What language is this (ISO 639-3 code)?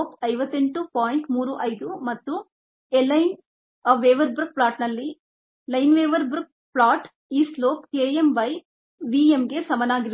kan